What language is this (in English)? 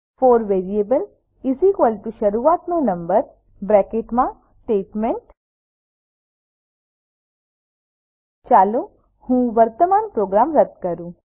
Gujarati